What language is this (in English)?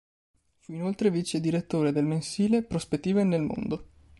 Italian